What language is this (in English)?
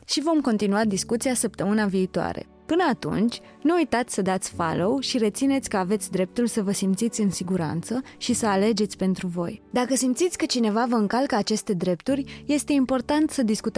Romanian